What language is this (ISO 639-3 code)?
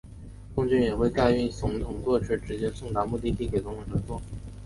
zho